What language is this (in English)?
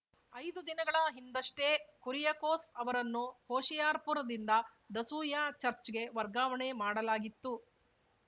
Kannada